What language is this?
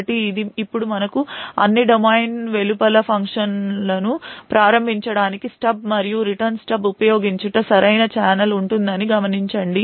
Telugu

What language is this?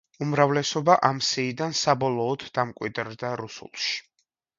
Georgian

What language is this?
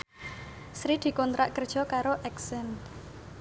Javanese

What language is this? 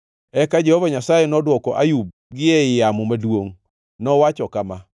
Luo (Kenya and Tanzania)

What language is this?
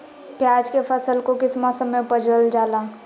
Magahi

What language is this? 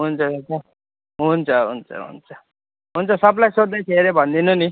Nepali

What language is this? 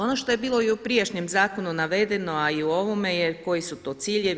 Croatian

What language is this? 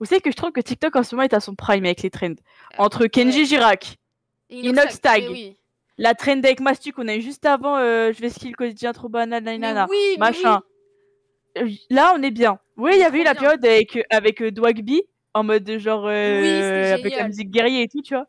French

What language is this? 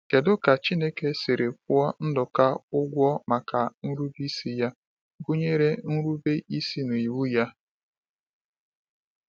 Igbo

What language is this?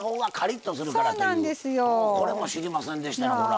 Japanese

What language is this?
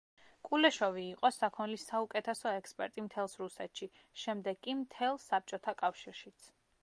Georgian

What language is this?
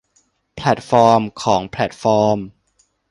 Thai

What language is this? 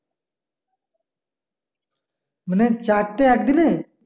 Bangla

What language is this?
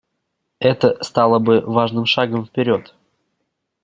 Russian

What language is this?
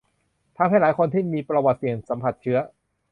Thai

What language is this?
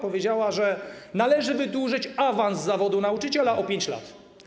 Polish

